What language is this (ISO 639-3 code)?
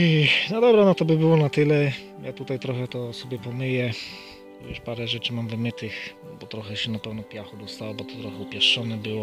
pol